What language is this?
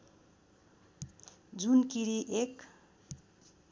Nepali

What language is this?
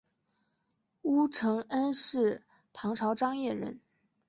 Chinese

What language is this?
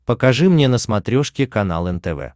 Russian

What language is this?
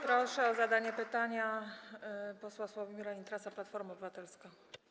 Polish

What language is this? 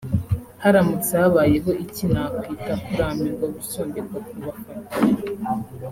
Kinyarwanda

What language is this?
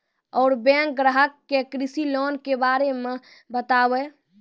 Maithili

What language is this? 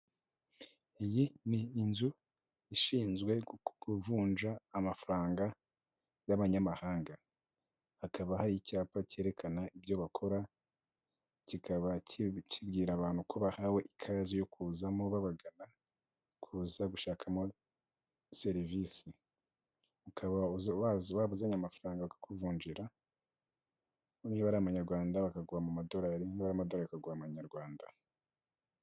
Kinyarwanda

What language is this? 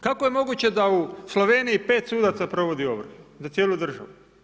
Croatian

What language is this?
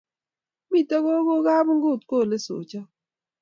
Kalenjin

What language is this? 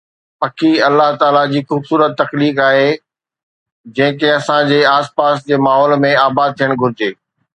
Sindhi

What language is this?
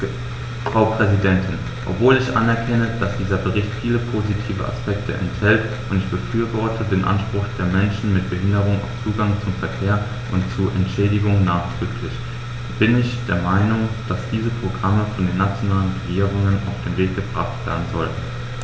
German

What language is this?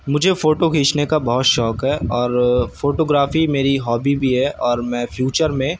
Urdu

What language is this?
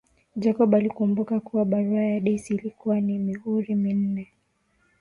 Swahili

